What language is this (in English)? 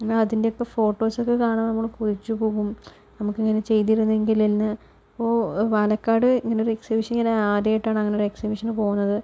Malayalam